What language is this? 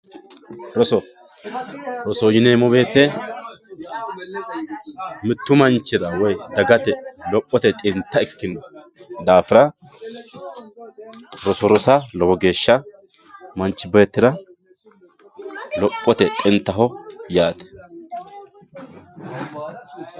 Sidamo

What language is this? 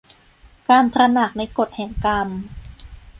Thai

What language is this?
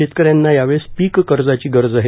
Marathi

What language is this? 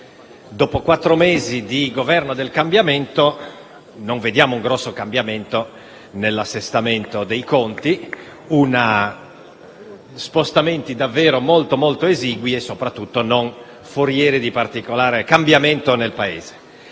Italian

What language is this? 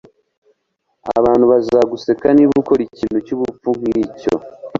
Kinyarwanda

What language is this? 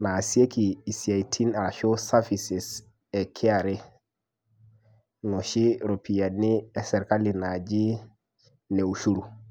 Masai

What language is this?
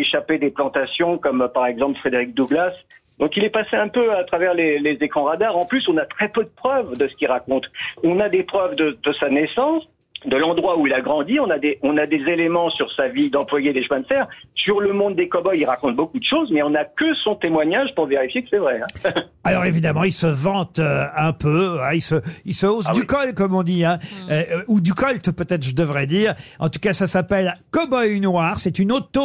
French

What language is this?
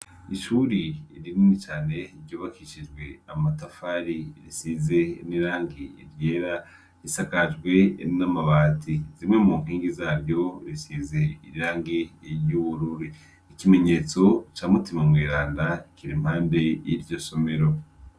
Rundi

